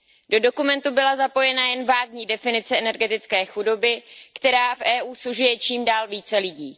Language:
Czech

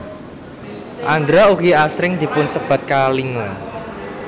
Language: Javanese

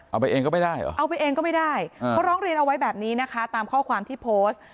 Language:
Thai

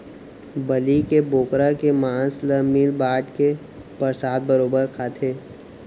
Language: Chhattisgarhi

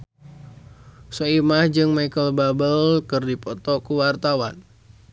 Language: Sundanese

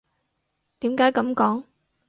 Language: Cantonese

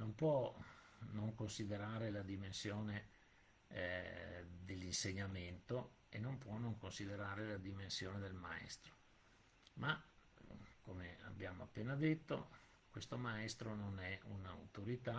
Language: Italian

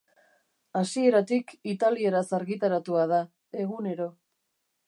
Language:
Basque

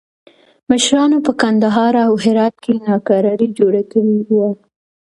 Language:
Pashto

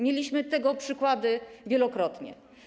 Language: Polish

